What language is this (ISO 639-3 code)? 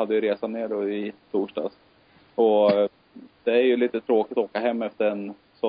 swe